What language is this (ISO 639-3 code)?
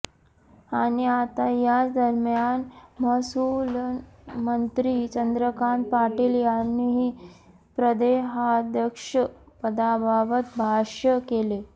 mar